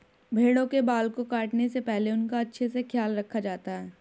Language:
Hindi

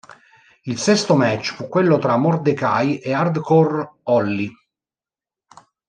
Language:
Italian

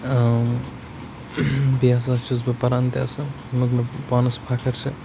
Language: Kashmiri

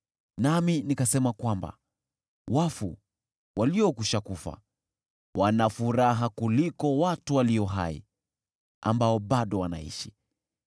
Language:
Swahili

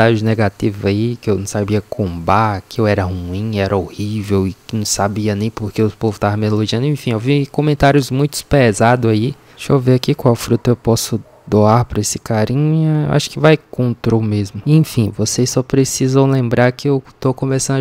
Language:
Portuguese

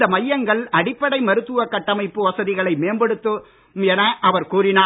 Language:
Tamil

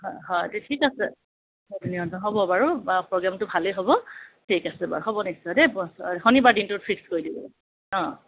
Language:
Assamese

